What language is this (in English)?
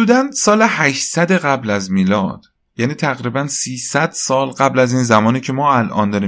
Persian